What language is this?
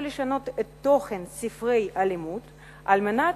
Hebrew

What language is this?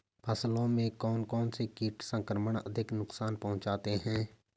Hindi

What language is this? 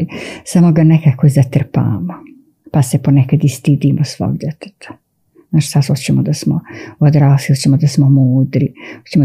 Croatian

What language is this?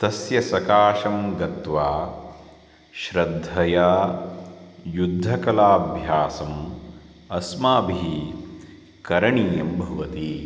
Sanskrit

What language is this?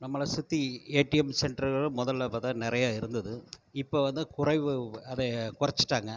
Tamil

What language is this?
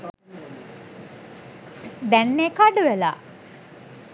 Sinhala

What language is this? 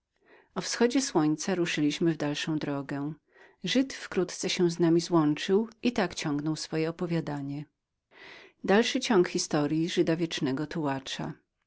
Polish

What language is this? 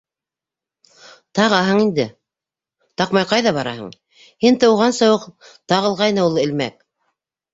Bashkir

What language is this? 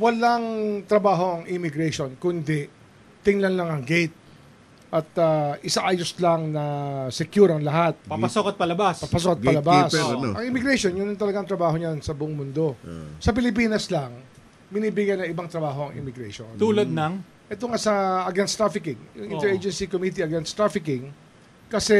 Filipino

